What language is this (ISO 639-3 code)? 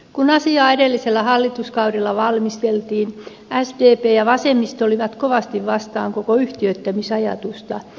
fin